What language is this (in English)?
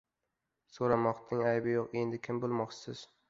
Uzbek